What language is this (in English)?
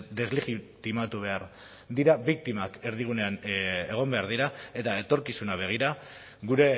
Basque